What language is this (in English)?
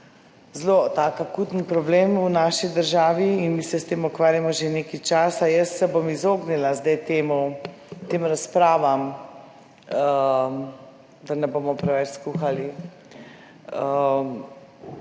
Slovenian